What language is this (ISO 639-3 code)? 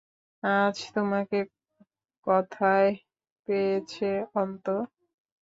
ben